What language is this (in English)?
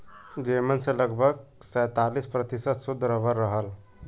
Bhojpuri